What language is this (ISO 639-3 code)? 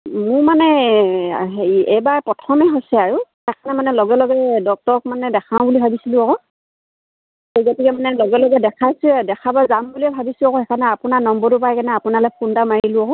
asm